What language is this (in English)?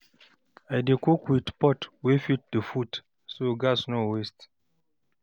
Nigerian Pidgin